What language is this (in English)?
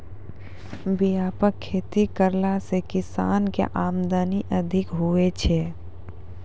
Maithili